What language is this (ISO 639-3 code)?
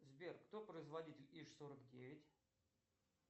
rus